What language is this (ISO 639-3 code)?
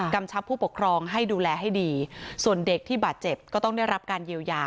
tha